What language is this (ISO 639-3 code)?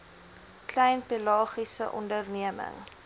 afr